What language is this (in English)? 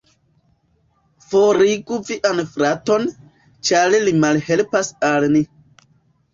Esperanto